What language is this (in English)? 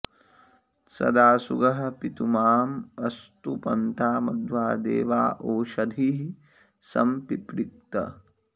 Sanskrit